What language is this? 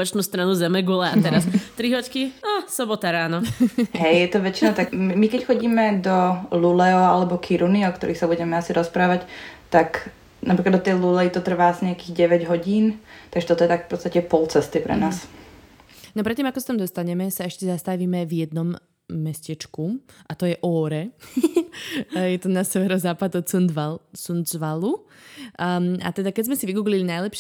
Slovak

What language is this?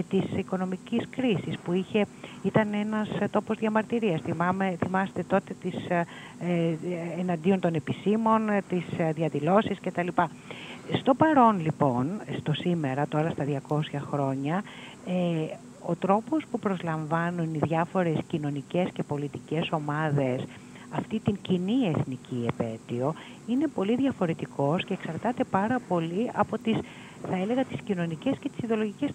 Greek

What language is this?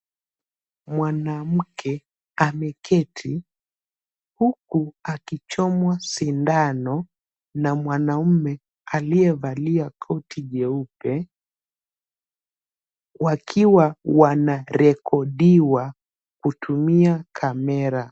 Swahili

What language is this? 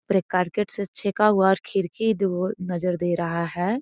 Magahi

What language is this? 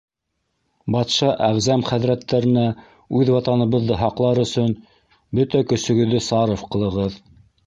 Bashkir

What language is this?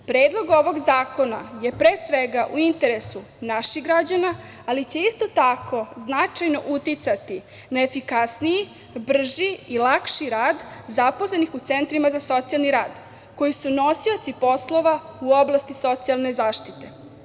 Serbian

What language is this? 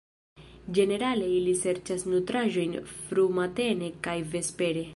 Esperanto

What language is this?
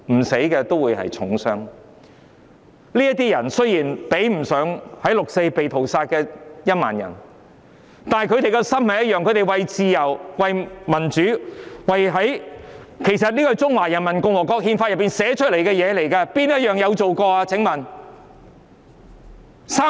Cantonese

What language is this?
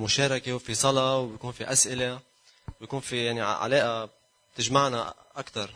Arabic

